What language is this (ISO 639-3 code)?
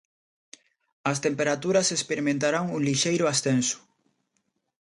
glg